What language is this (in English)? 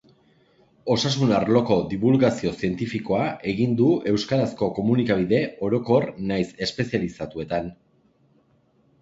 Basque